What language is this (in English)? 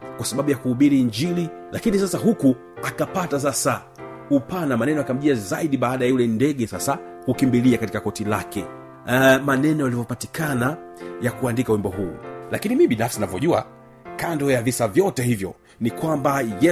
Swahili